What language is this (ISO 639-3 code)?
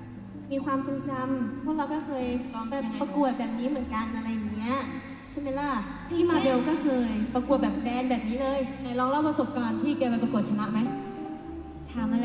tha